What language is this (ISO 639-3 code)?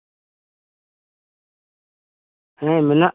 sat